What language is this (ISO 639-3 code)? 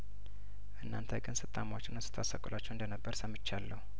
amh